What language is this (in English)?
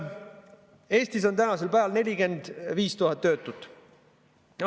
Estonian